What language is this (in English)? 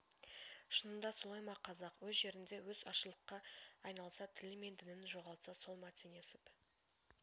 Kazakh